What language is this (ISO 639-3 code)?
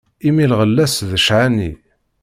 kab